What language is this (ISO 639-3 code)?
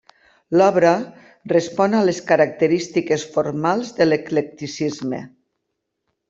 cat